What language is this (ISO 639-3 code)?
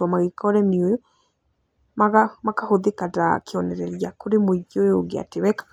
kik